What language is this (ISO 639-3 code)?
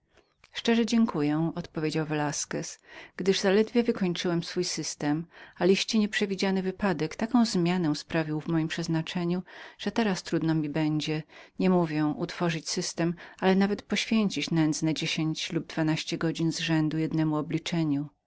pol